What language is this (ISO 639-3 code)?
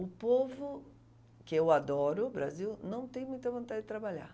por